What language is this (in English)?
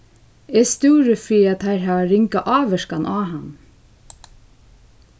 Faroese